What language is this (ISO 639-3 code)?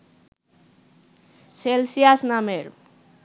ben